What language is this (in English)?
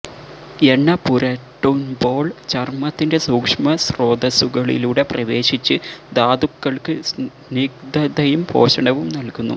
Malayalam